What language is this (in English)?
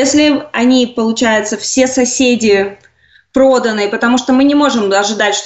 Russian